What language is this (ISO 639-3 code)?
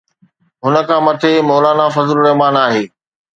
snd